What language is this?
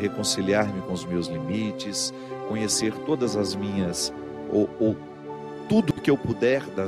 Portuguese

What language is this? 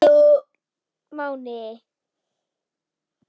Icelandic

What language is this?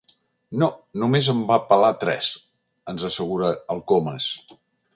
Catalan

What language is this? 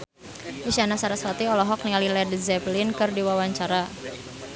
Sundanese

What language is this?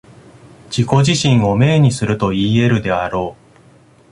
Japanese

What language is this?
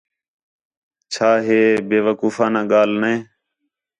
Khetrani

